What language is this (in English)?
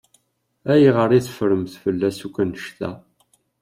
Kabyle